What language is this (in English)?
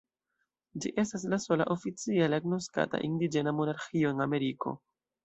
Esperanto